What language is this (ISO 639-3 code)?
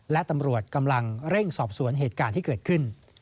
tha